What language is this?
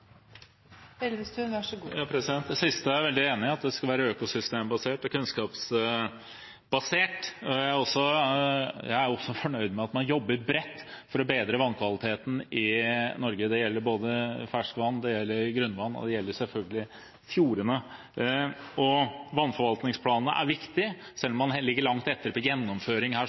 Norwegian Bokmål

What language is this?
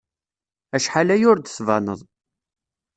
Kabyle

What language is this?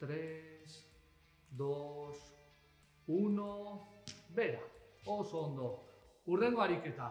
Spanish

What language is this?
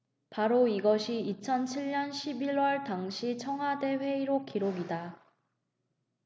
Korean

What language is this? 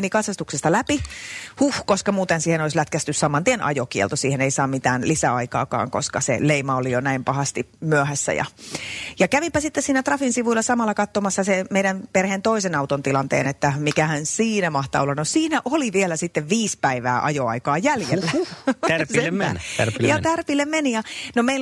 Finnish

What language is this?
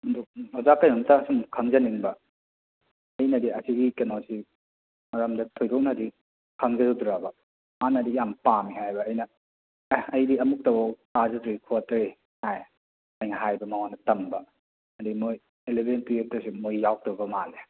Manipuri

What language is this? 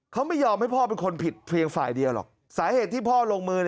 Thai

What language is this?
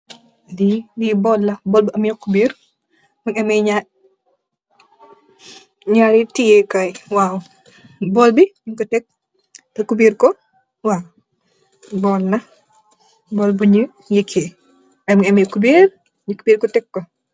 Wolof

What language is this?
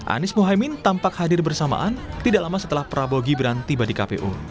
Indonesian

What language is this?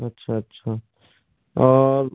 Hindi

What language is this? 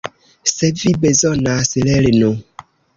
Esperanto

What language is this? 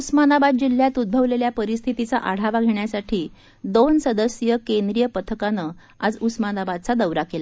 Marathi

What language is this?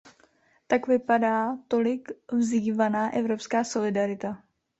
Czech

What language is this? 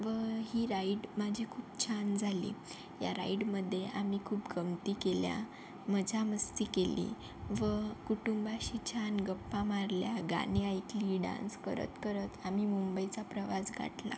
Marathi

